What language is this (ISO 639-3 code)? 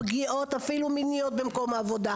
heb